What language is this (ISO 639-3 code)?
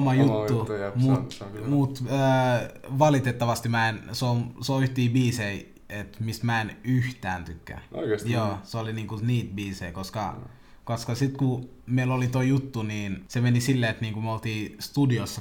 fin